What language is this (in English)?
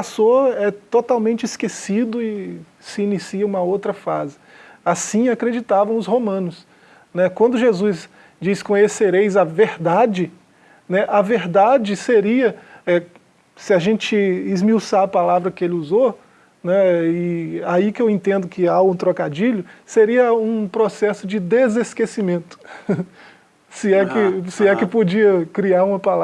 Portuguese